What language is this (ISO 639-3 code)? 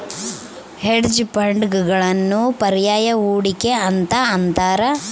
kan